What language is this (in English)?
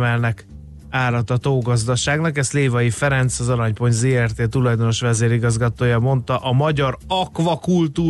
Hungarian